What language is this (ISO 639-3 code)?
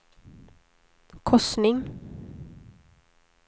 swe